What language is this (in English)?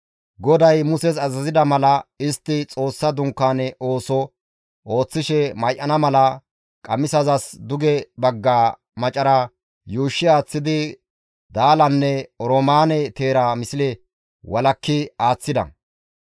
Gamo